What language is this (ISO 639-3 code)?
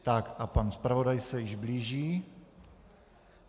ces